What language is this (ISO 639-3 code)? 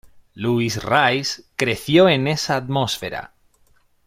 spa